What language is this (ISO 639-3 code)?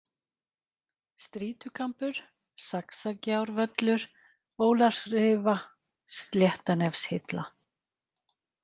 isl